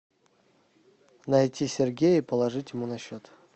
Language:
Russian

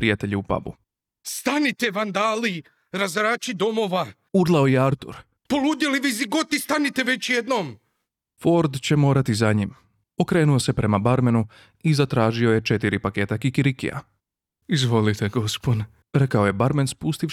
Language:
Croatian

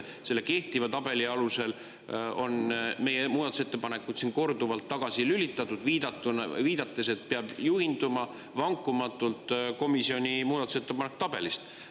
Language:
Estonian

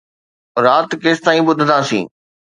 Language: Sindhi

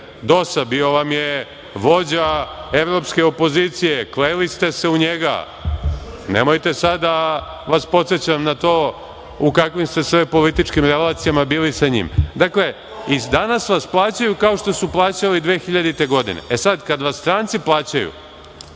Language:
Serbian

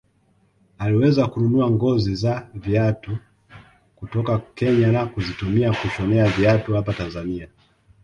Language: Swahili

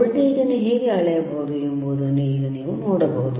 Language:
Kannada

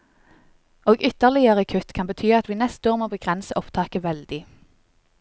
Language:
Norwegian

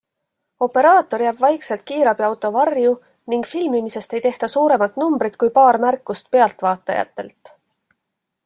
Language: Estonian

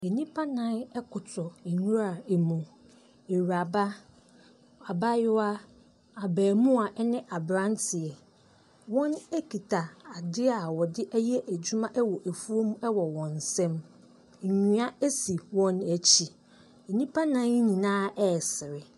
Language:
Akan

